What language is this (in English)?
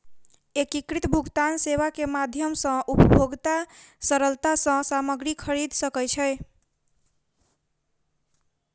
Maithili